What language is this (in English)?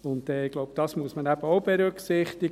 Swiss German